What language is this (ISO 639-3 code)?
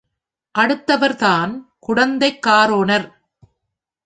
tam